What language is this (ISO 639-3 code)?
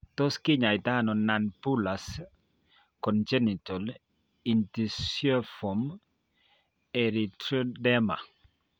kln